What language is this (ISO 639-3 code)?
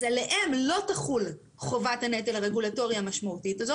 heb